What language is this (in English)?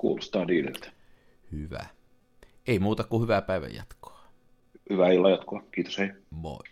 Finnish